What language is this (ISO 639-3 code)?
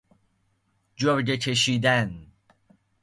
fas